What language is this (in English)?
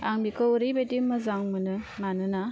Bodo